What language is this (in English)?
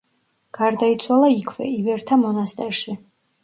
Georgian